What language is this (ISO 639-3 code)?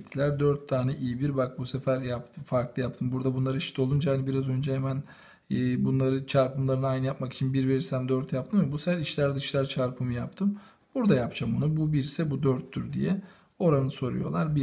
tur